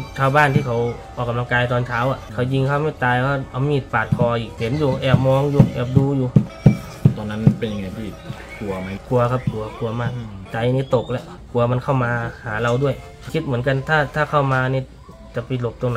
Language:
Thai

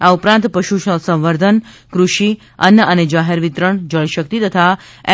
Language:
Gujarati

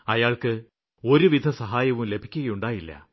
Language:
Malayalam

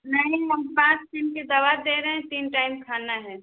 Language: Hindi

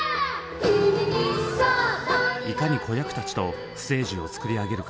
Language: Japanese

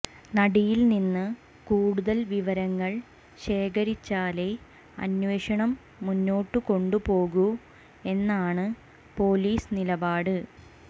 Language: Malayalam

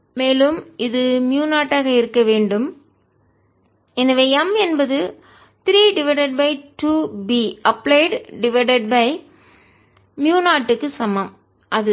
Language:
Tamil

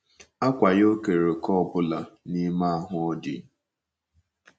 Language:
Igbo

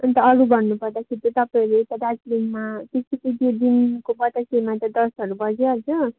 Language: Nepali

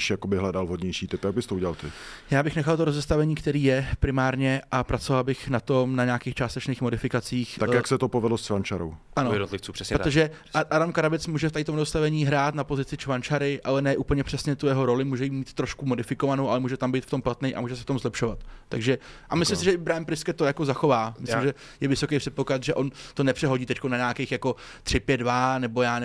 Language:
Czech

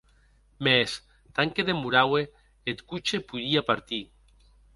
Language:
Occitan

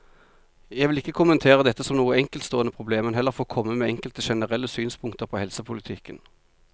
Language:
Norwegian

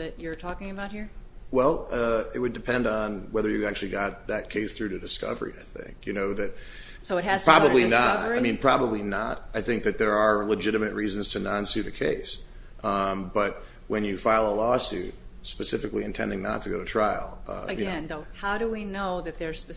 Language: English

